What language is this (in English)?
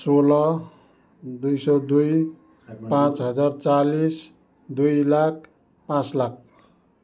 Nepali